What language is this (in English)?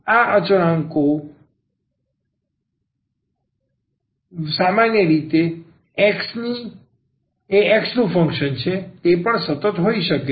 Gujarati